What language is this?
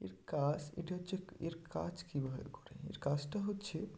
Bangla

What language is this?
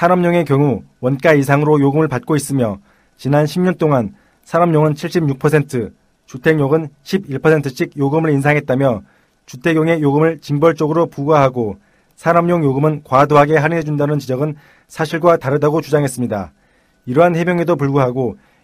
Korean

